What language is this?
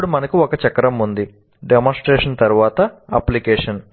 Telugu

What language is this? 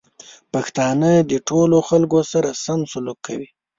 Pashto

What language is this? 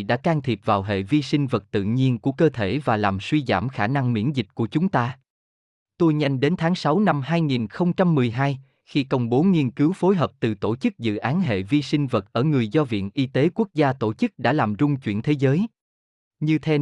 Vietnamese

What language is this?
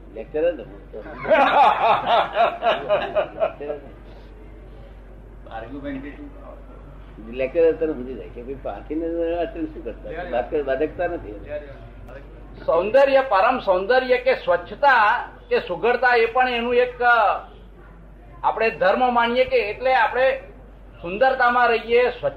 Gujarati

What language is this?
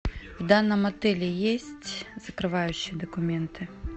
Russian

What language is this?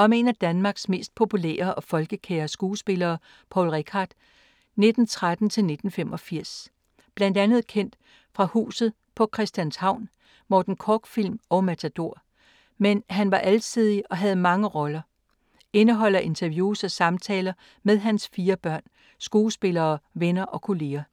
Danish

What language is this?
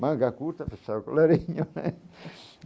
Portuguese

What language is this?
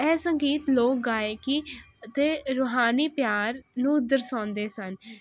Punjabi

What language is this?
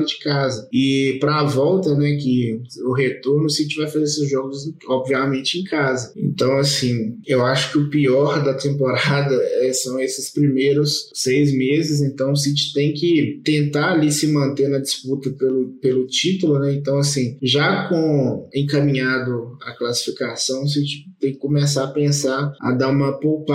Portuguese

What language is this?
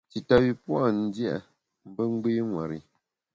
Bamun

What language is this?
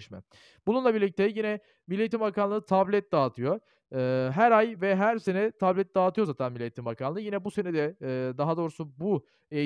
Turkish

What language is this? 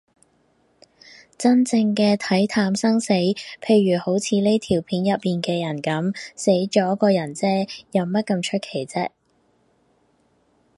Cantonese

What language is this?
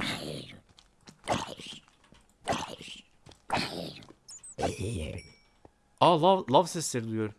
Turkish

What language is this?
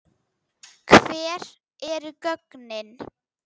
Icelandic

